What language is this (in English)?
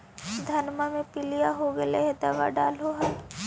Magahi